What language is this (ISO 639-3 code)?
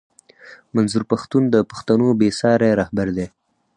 pus